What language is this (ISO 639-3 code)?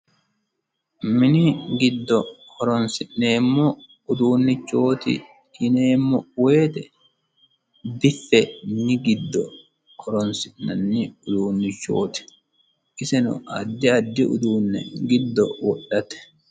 sid